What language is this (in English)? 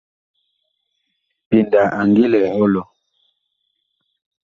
Bakoko